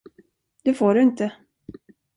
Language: Swedish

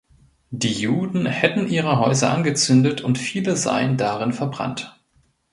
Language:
German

